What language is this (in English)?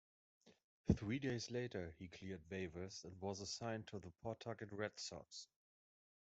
English